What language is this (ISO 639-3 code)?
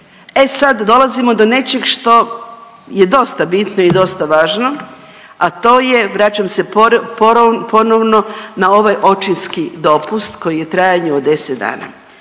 hrv